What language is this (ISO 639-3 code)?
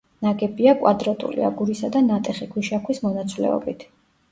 kat